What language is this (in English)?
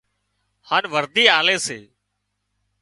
Wadiyara Koli